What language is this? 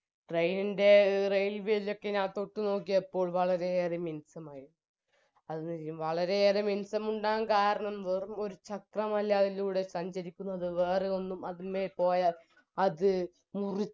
Malayalam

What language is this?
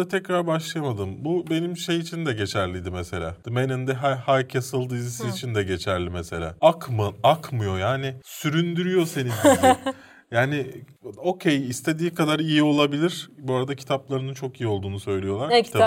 Turkish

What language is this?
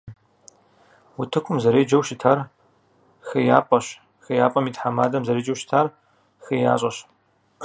Kabardian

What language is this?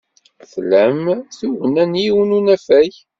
Kabyle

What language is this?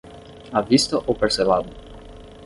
Portuguese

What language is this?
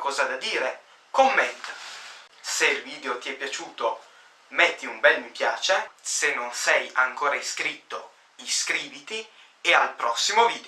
Italian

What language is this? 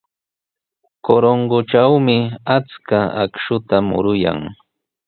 Sihuas Ancash Quechua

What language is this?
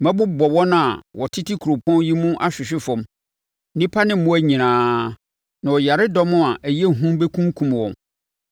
Akan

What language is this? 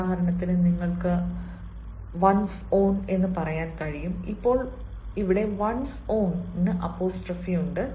Malayalam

